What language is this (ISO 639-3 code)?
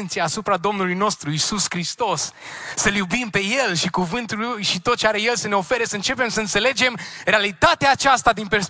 ron